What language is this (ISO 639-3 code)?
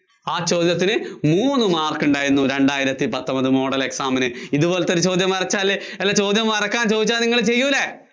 mal